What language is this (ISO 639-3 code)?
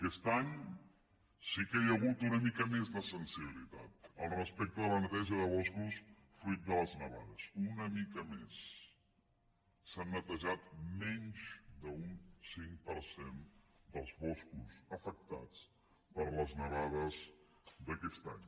cat